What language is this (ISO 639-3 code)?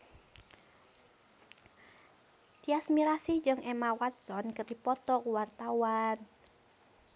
sun